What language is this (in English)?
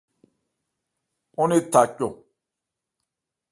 Ebrié